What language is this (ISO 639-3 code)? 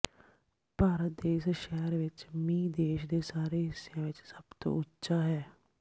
pan